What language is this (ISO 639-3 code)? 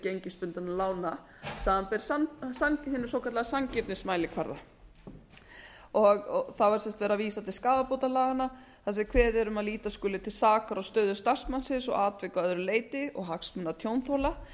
isl